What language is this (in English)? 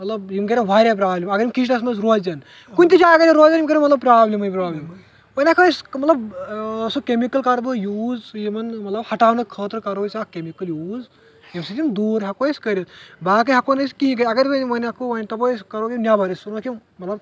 Kashmiri